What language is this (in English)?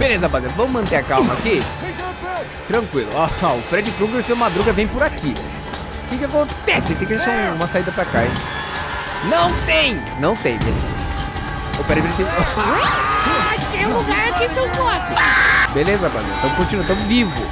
Portuguese